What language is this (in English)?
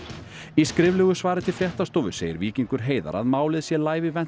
Icelandic